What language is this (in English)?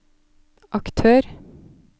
Norwegian